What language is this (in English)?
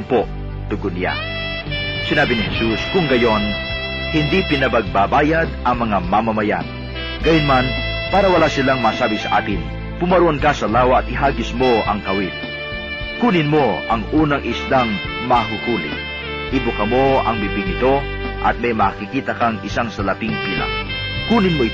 Filipino